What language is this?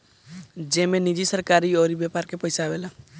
Bhojpuri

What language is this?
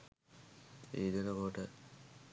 Sinhala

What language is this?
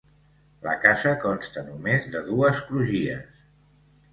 Catalan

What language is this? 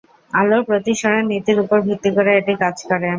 Bangla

